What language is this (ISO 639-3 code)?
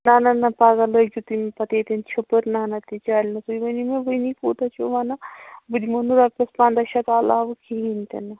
kas